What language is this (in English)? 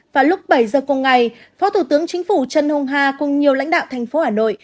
Vietnamese